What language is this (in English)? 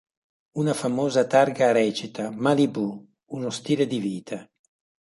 Italian